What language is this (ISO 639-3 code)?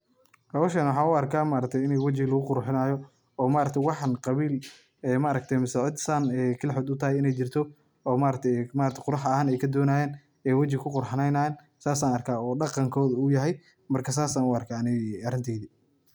som